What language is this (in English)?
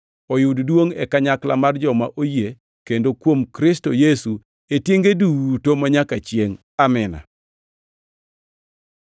Luo (Kenya and Tanzania)